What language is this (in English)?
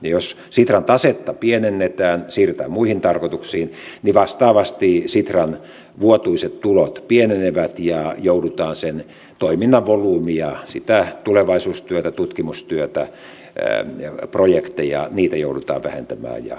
Finnish